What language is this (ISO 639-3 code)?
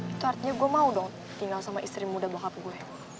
ind